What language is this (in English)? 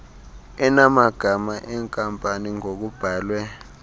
Xhosa